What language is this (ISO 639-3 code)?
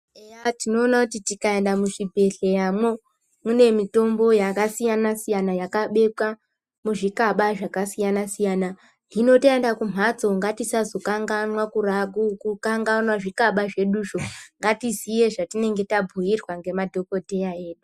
ndc